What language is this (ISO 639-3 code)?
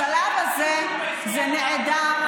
heb